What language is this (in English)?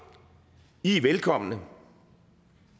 Danish